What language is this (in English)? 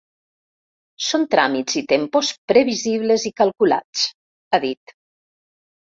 Catalan